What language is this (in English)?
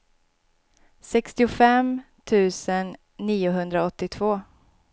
Swedish